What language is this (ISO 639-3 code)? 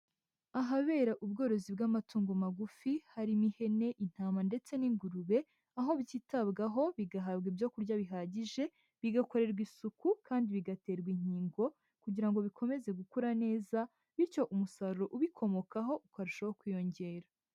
kin